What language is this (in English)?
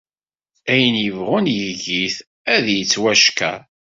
Kabyle